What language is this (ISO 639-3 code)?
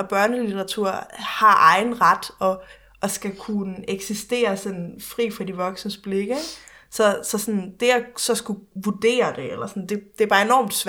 dan